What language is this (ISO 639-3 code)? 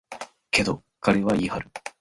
jpn